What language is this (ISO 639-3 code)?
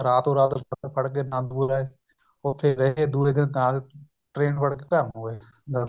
pan